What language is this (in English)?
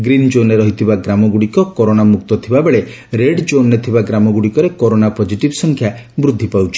Odia